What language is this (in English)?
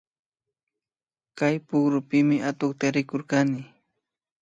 Imbabura Highland Quichua